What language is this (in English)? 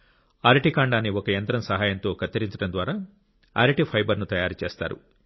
Telugu